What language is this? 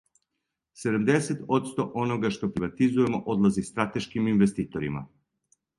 Serbian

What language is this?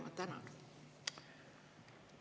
Estonian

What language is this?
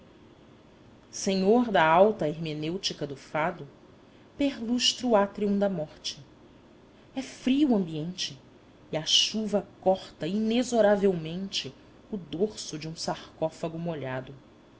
Portuguese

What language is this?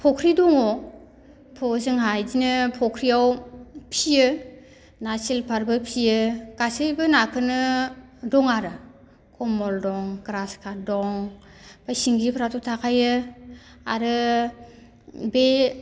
Bodo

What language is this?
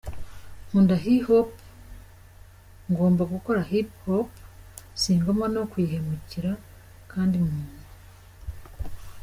Kinyarwanda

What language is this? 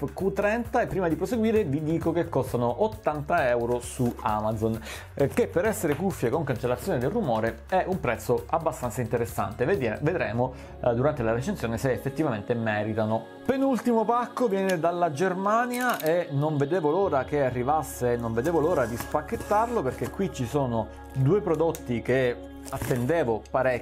Italian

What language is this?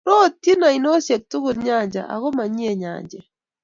Kalenjin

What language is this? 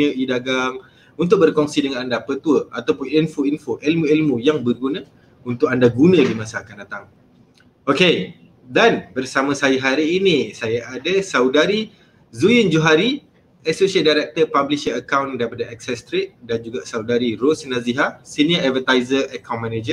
Malay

